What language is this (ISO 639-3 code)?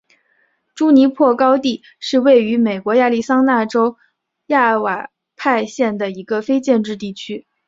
zho